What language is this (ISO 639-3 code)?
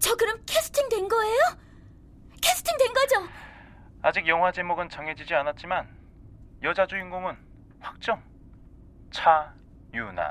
kor